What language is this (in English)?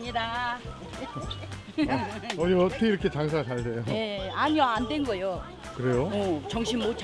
Korean